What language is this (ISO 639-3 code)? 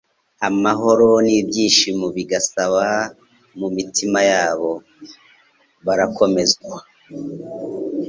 kin